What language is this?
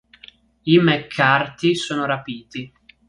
Italian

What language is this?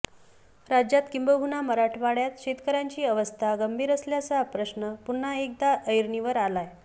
Marathi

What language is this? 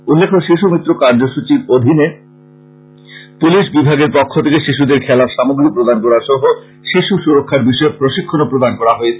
Bangla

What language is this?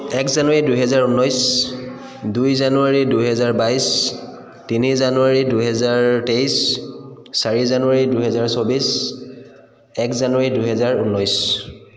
Assamese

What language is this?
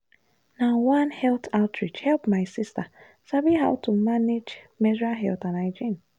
Nigerian Pidgin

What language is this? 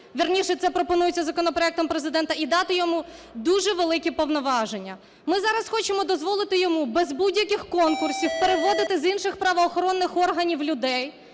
Ukrainian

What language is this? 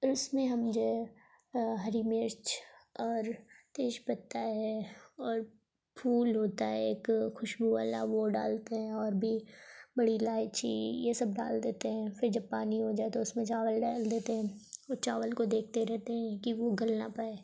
Urdu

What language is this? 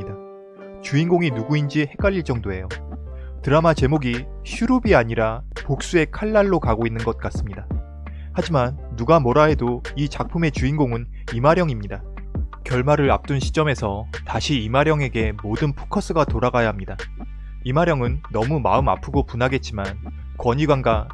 Korean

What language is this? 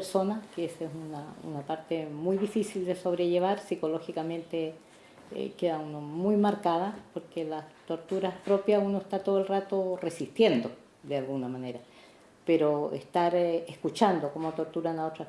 Spanish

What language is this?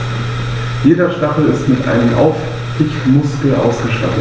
German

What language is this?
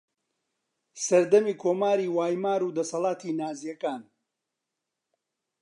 Central Kurdish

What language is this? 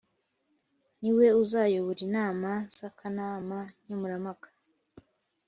Kinyarwanda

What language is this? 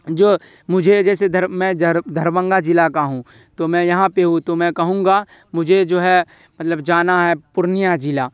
Urdu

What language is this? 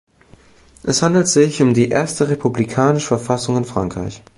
German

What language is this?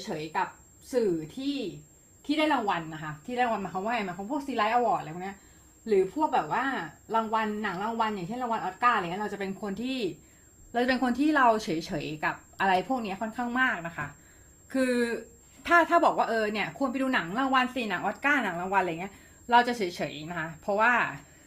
Thai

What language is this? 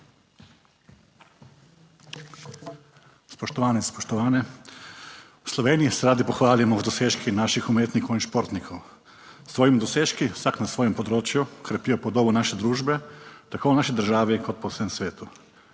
Slovenian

